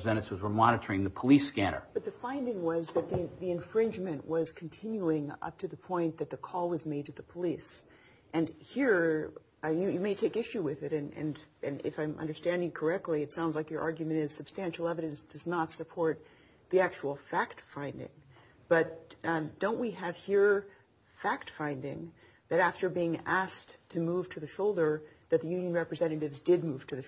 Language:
English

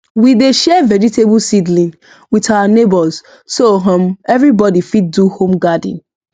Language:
Nigerian Pidgin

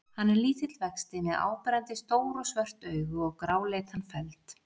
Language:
Icelandic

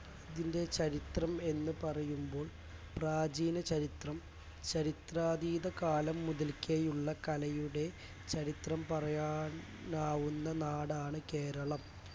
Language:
Malayalam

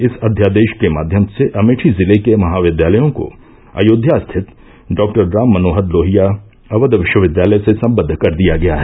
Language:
Hindi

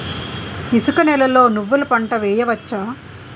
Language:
Telugu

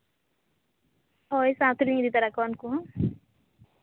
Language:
Santali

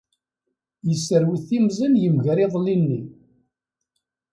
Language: Kabyle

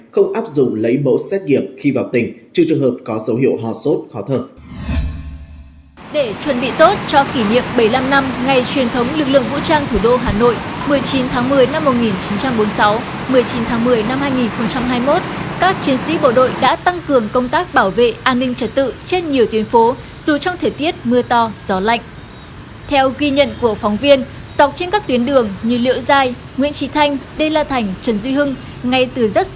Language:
Vietnamese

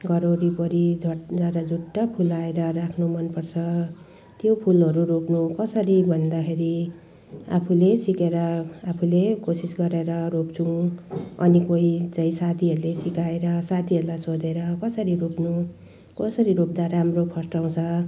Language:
Nepali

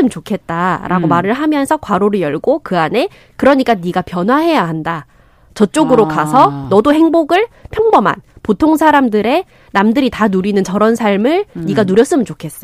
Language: Korean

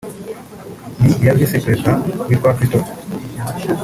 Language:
Kinyarwanda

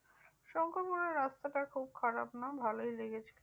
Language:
Bangla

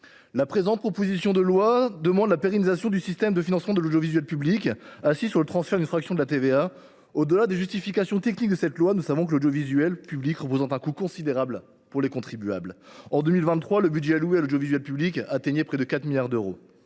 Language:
French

